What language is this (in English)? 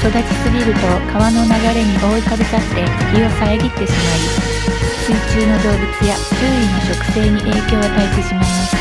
Japanese